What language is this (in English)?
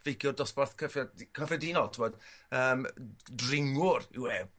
Welsh